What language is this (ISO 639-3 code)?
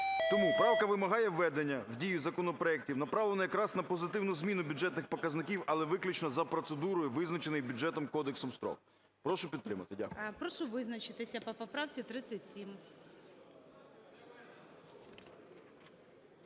ukr